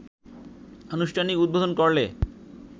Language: Bangla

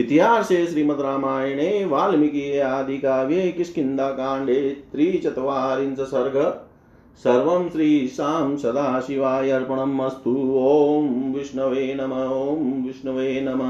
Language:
Hindi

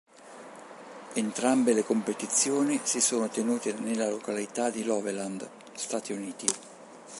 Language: Italian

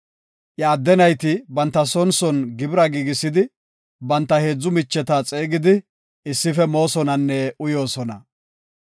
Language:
Gofa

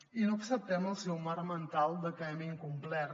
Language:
Catalan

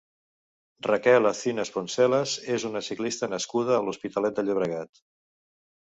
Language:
Catalan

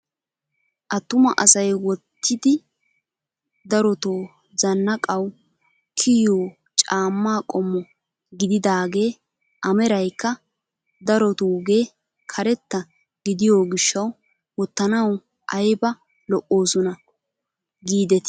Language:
Wolaytta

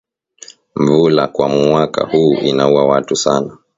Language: Swahili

